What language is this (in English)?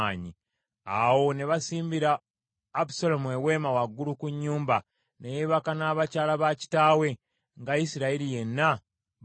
Ganda